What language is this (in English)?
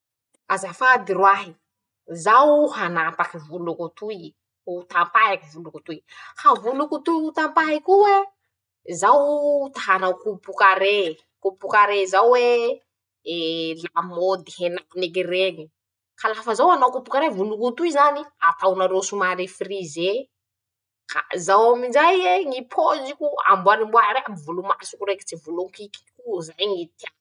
Masikoro Malagasy